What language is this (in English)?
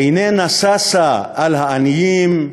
Hebrew